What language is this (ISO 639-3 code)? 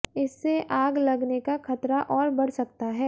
hin